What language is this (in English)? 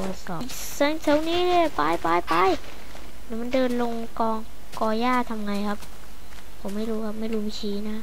Thai